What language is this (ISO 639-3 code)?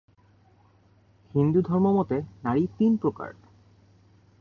ben